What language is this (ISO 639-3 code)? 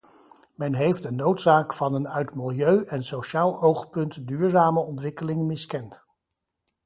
nld